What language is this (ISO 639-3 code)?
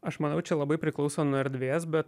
lit